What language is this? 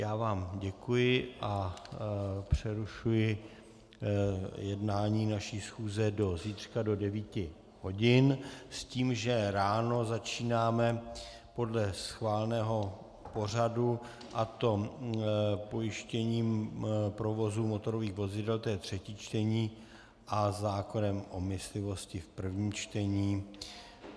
Czech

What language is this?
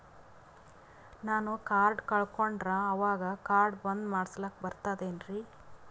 Kannada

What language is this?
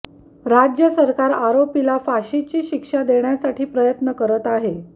Marathi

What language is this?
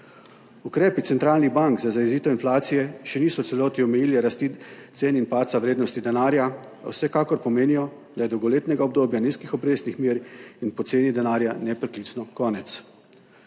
Slovenian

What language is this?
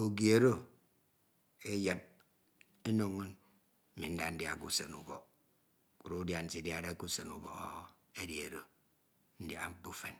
Ito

